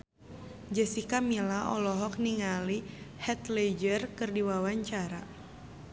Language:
Sundanese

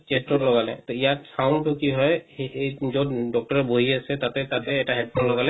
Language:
Assamese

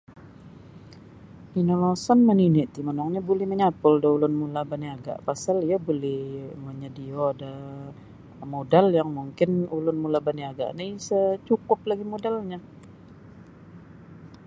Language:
Sabah Bisaya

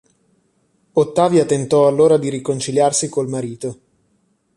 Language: Italian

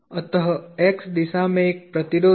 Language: Hindi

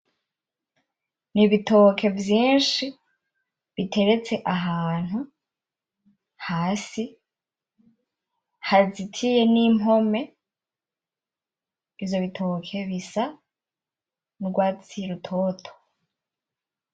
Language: Rundi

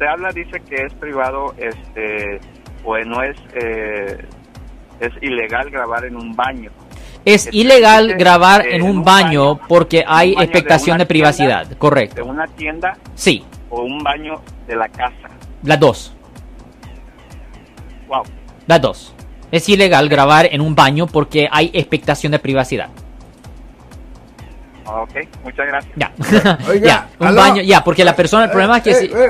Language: Spanish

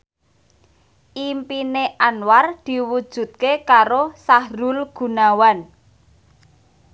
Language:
Javanese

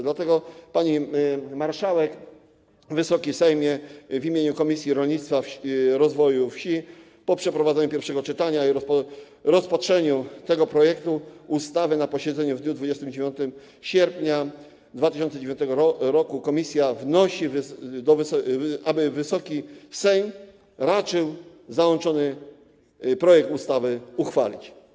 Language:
Polish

